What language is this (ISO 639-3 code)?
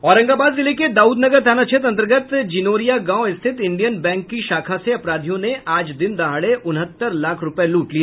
hin